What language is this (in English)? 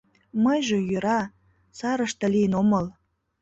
Mari